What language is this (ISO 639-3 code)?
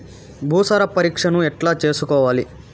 tel